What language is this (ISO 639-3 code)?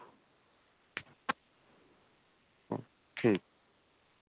doi